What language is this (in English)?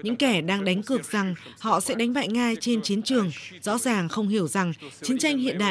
Vietnamese